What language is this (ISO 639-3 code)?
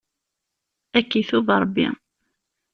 kab